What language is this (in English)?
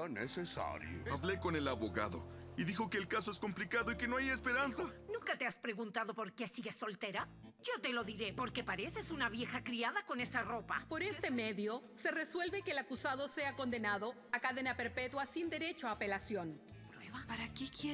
Spanish